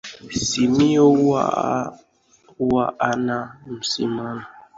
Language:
Swahili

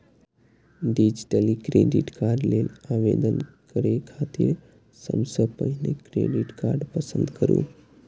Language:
Maithili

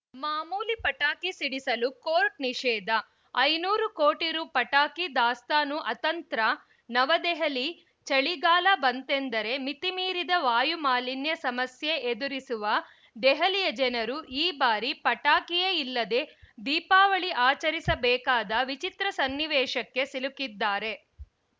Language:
Kannada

